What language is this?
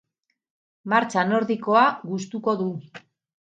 Basque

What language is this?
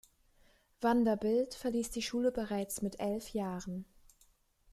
German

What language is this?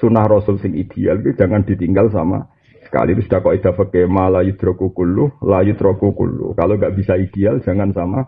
Indonesian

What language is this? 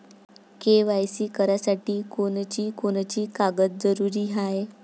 Marathi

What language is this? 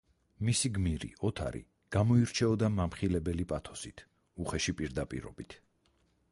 Georgian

